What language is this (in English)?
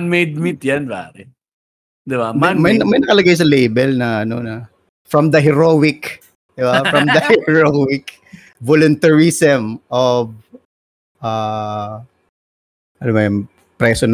Filipino